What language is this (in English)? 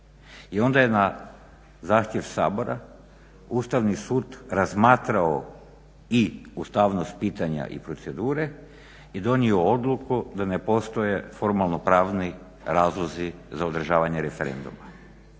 Croatian